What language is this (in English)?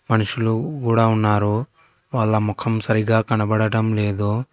Telugu